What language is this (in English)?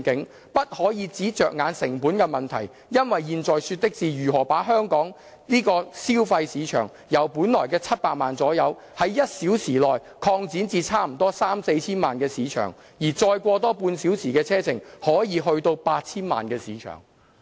Cantonese